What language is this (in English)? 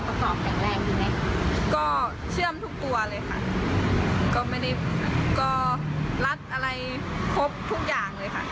Thai